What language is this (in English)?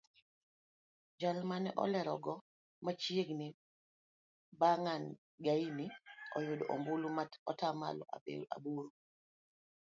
Luo (Kenya and Tanzania)